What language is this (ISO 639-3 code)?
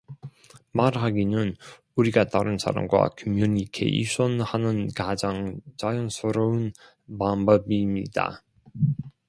kor